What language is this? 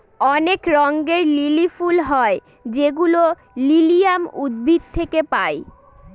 Bangla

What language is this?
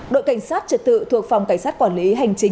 Vietnamese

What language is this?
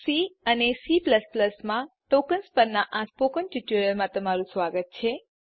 Gujarati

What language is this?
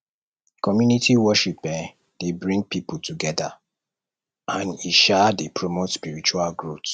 Nigerian Pidgin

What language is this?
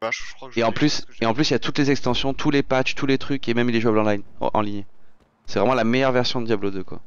French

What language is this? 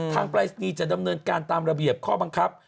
Thai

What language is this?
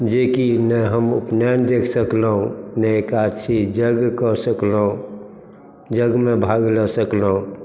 Maithili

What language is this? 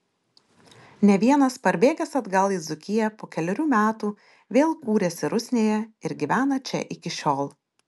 Lithuanian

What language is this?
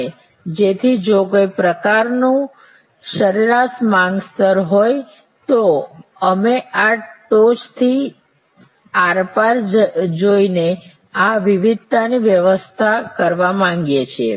Gujarati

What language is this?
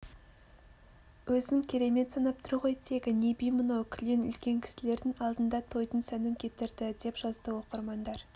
Kazakh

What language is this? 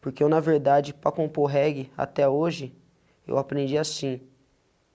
Portuguese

